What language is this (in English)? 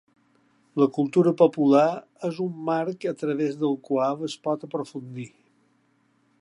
Catalan